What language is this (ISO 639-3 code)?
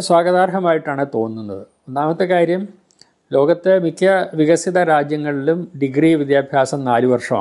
mal